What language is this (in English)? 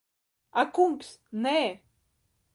Latvian